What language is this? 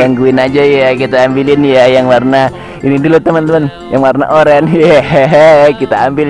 Indonesian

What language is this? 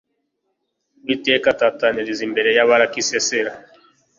Kinyarwanda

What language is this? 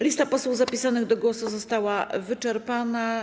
Polish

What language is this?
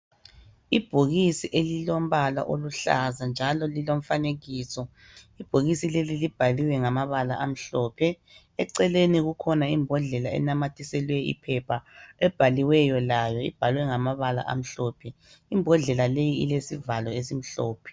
North Ndebele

